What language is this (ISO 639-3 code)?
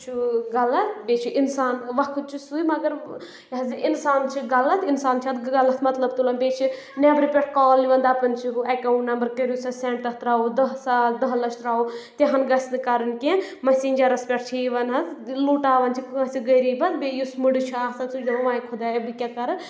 kas